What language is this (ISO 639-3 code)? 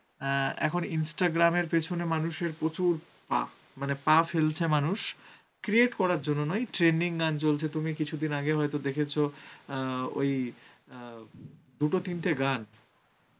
ben